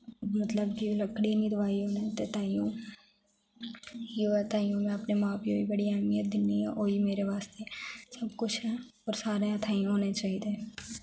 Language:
Dogri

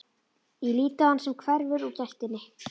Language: Icelandic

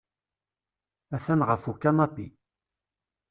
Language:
Kabyle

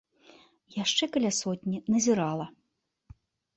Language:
Belarusian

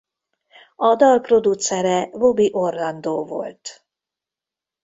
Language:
Hungarian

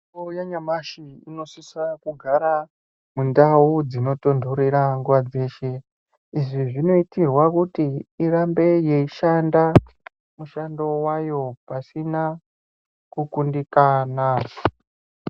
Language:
Ndau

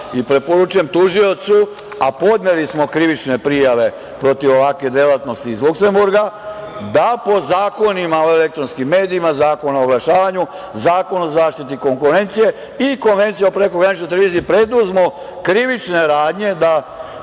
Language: Serbian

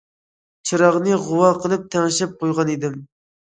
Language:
Uyghur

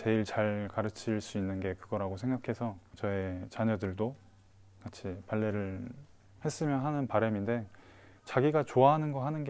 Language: Korean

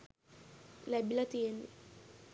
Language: Sinhala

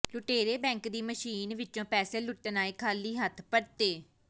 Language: Punjabi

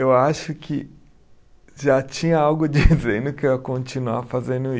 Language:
Portuguese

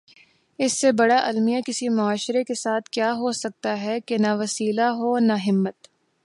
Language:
Urdu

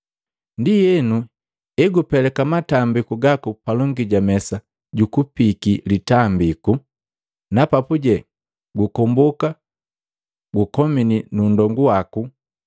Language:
Matengo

